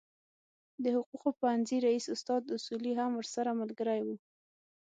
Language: Pashto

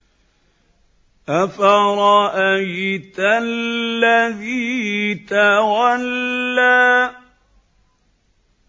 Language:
Arabic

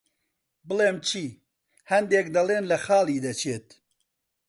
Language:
Central Kurdish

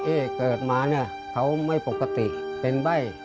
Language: Thai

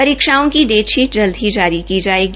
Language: Hindi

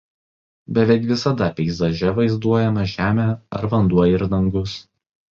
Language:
Lithuanian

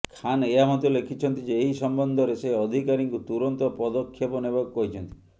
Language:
Odia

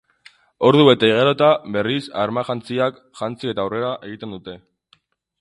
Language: Basque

